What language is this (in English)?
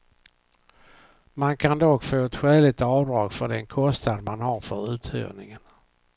Swedish